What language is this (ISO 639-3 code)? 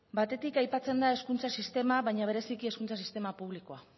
eus